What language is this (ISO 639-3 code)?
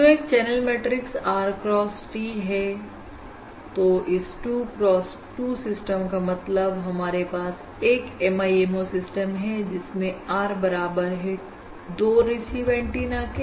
hin